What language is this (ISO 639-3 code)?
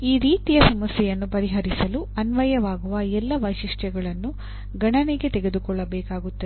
kan